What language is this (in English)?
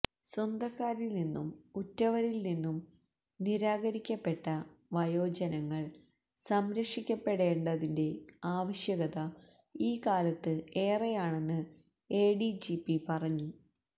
Malayalam